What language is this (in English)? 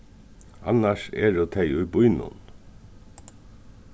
Faroese